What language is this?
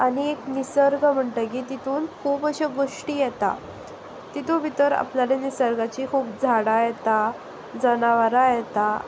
Konkani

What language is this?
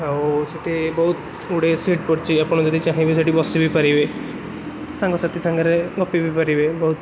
Odia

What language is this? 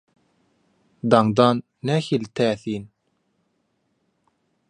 Turkmen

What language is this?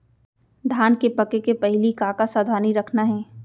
Chhattisgarhi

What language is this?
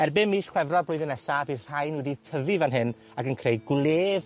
Welsh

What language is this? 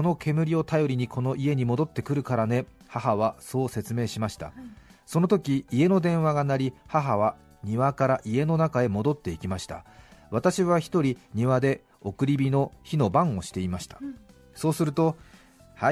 Japanese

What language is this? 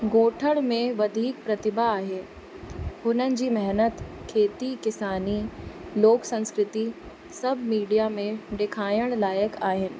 Sindhi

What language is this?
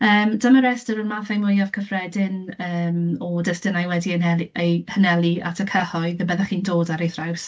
Welsh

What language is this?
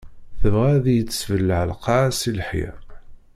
Kabyle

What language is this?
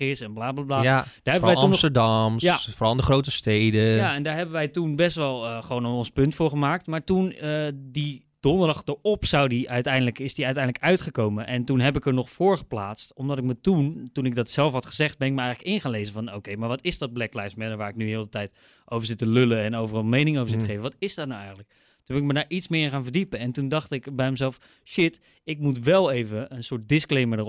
Dutch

